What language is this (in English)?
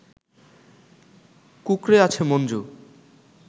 Bangla